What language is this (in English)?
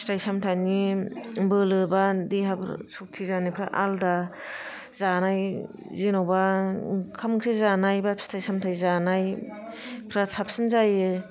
Bodo